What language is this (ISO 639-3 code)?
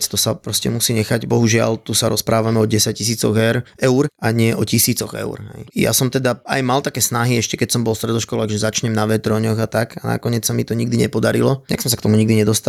slk